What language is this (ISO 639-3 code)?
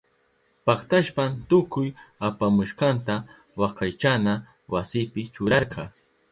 qup